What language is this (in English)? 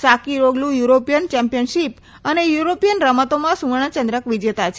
Gujarati